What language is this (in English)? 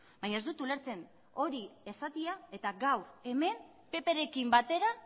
Basque